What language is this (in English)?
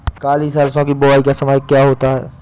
Hindi